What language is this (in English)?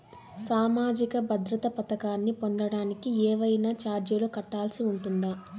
Telugu